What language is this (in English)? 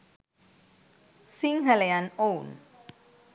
Sinhala